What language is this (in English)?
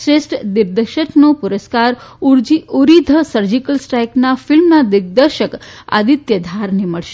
Gujarati